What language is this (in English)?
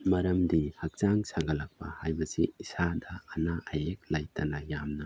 Manipuri